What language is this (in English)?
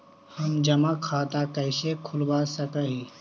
Magahi